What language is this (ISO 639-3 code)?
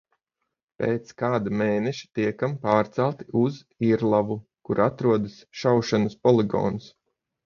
lav